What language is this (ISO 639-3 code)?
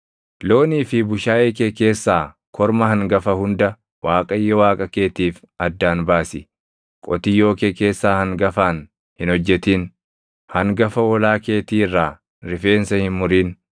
orm